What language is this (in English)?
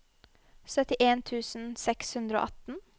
Norwegian